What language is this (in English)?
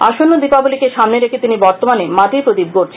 Bangla